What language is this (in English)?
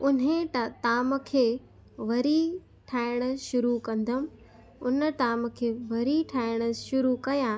Sindhi